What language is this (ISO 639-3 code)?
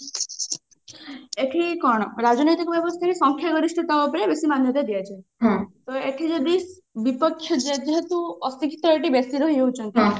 ori